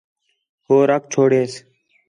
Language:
Khetrani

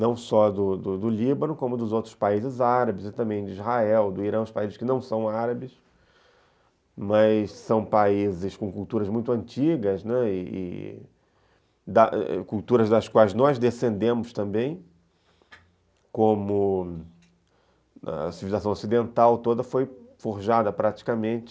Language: Portuguese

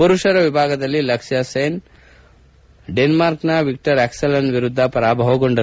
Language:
Kannada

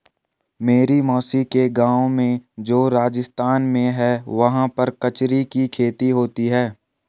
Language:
Hindi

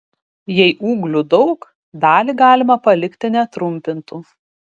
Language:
Lithuanian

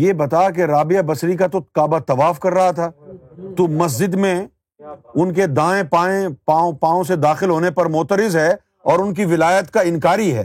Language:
Urdu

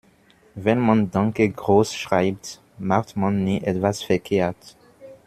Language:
German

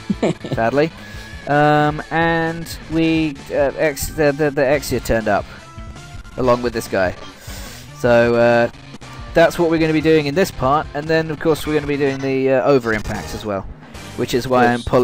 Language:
English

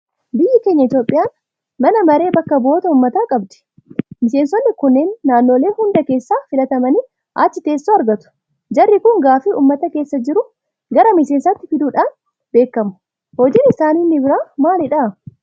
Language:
Oromo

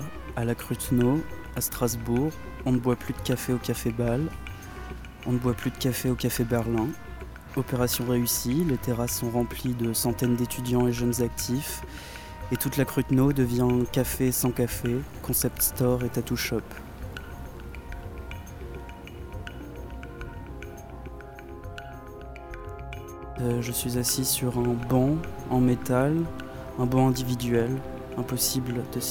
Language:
French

